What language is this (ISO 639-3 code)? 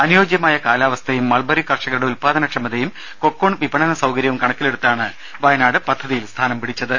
mal